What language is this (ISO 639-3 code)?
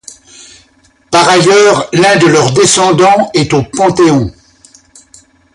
fra